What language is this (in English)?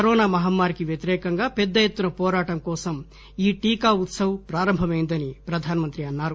Telugu